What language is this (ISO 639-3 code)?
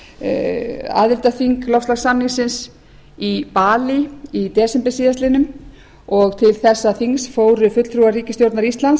isl